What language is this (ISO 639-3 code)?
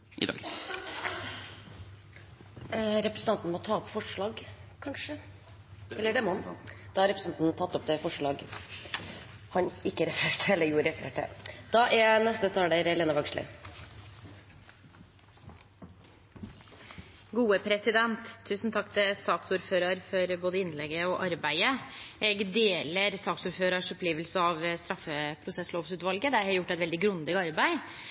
nor